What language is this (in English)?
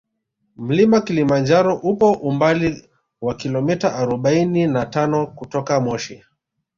Swahili